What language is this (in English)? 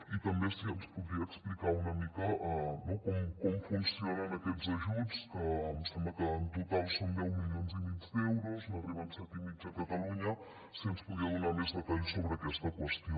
Catalan